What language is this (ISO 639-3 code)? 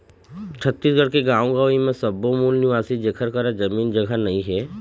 hne